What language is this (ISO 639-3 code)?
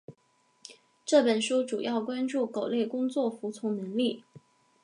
zho